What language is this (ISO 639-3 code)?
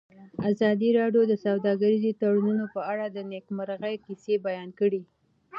pus